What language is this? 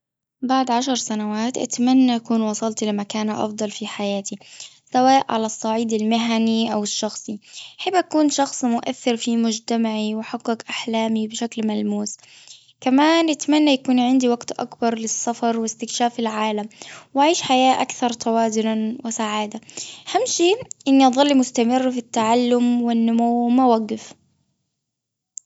Gulf Arabic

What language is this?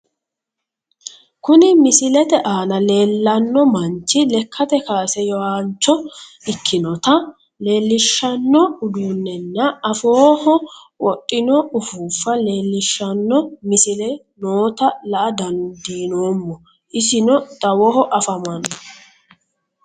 Sidamo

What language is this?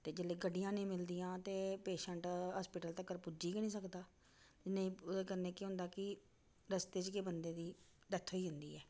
Dogri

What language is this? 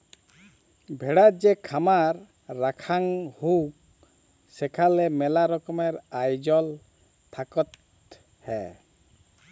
Bangla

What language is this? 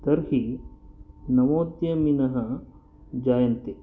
Sanskrit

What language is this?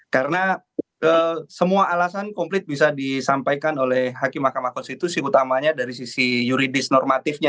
Indonesian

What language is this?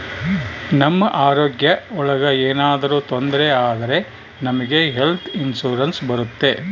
Kannada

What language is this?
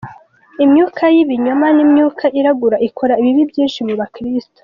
Kinyarwanda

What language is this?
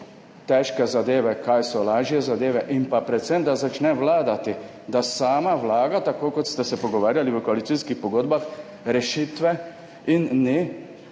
Slovenian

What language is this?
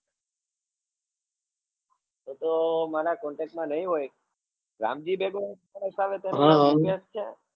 Gujarati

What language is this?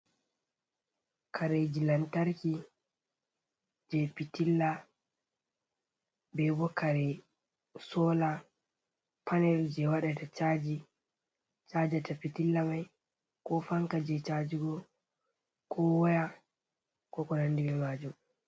Fula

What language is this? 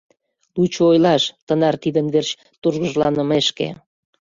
Mari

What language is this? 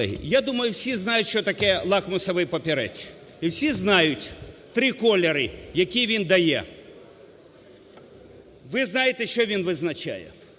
Ukrainian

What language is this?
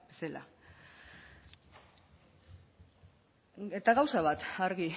Basque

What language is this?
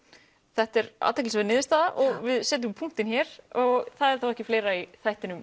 Icelandic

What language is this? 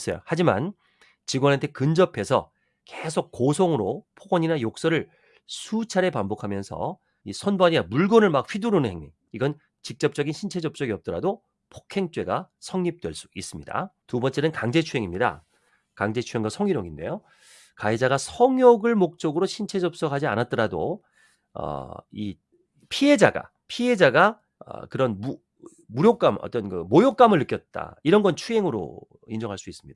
Korean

